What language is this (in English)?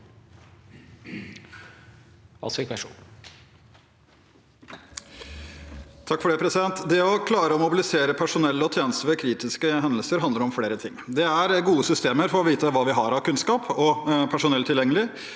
Norwegian